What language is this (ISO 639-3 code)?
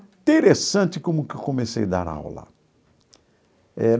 por